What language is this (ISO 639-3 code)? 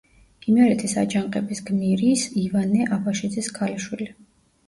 kat